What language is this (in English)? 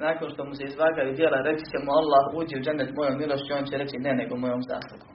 Croatian